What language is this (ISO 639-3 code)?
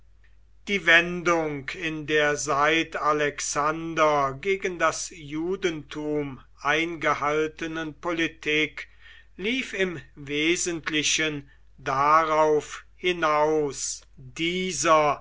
deu